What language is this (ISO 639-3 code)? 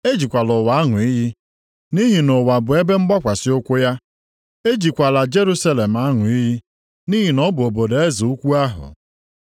ibo